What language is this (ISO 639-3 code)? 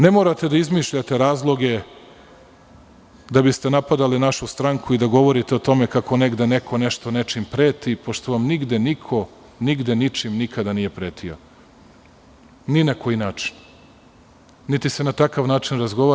srp